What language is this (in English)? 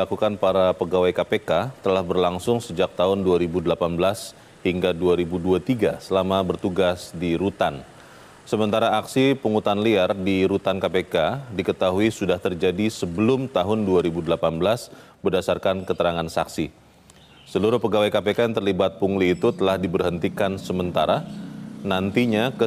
Indonesian